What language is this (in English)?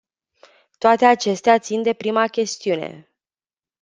Romanian